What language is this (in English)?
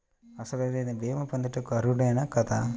Telugu